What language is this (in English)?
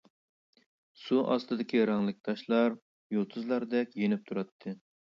Uyghur